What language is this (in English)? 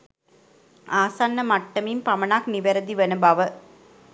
Sinhala